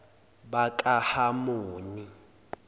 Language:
Zulu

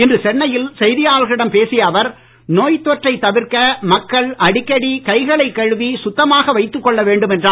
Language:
Tamil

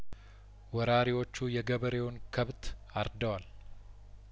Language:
Amharic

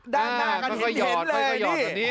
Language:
Thai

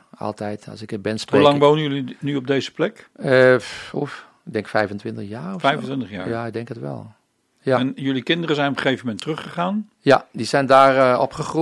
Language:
Dutch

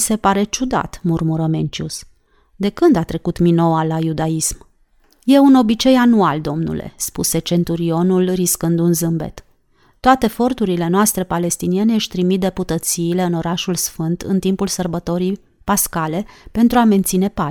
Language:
Romanian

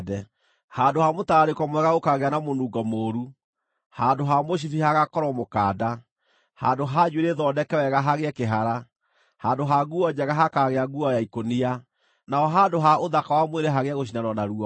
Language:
Kikuyu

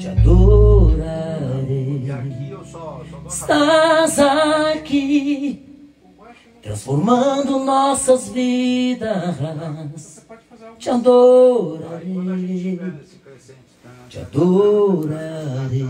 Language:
Romanian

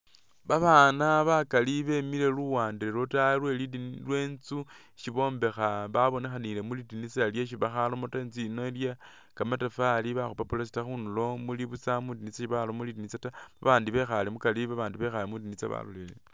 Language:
Masaaba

